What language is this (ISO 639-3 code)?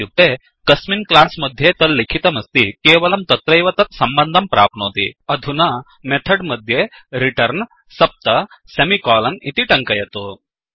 san